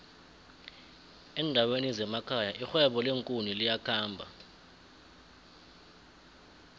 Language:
South Ndebele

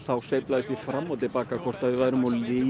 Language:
Icelandic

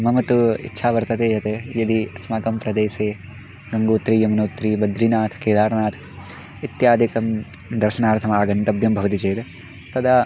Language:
Sanskrit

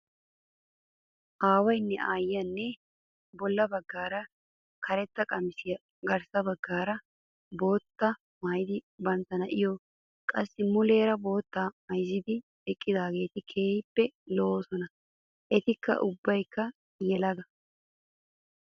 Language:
Wolaytta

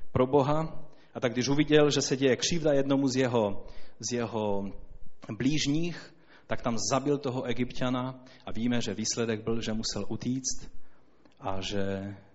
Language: Czech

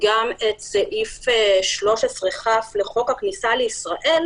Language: Hebrew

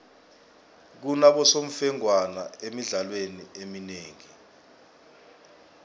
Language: South Ndebele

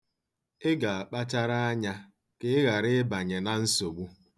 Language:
Igbo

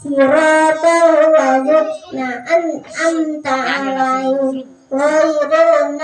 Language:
Indonesian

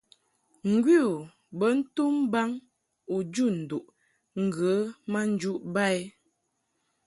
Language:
Mungaka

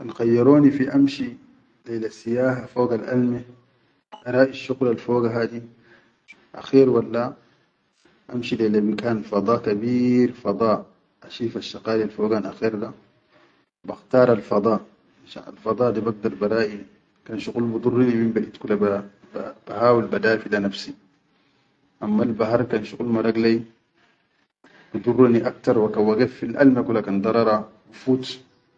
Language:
Chadian Arabic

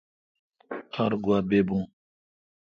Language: Kalkoti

